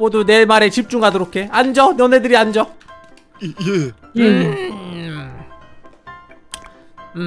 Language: Korean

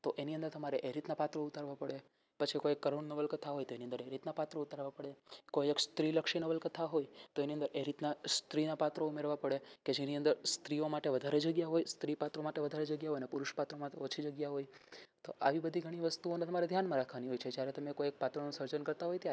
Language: Gujarati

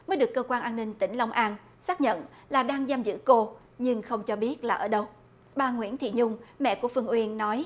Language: Vietnamese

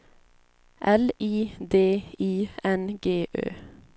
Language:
Swedish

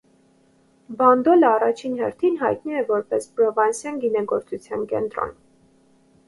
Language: Armenian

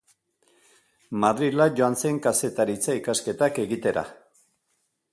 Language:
Basque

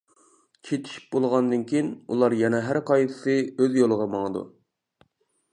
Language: Uyghur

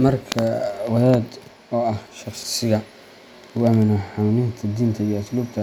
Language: Somali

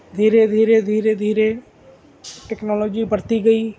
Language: Urdu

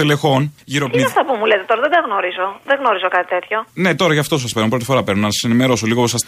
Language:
Greek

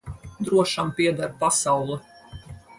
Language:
Latvian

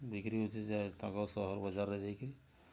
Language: Odia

